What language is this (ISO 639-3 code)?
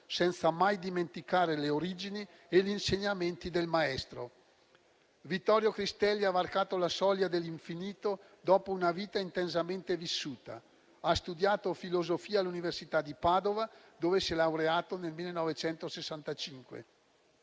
ita